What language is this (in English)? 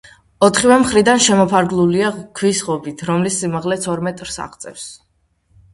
Georgian